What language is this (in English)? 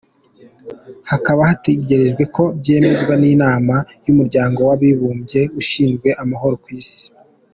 Kinyarwanda